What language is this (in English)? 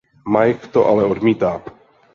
Czech